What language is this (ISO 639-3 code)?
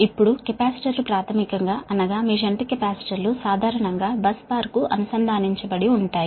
tel